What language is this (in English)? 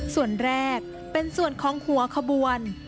Thai